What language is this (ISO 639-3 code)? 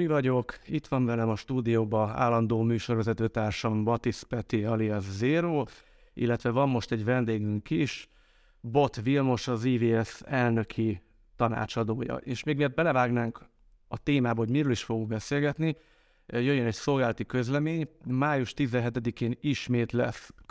hun